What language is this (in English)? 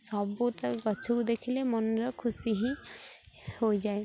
Odia